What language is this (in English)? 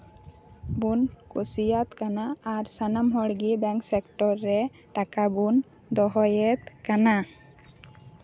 Santali